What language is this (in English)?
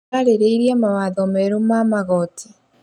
Kikuyu